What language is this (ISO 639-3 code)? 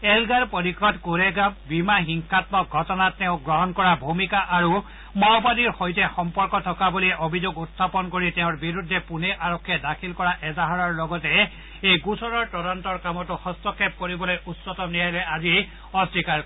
asm